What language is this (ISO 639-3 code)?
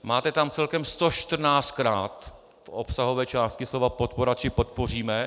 ces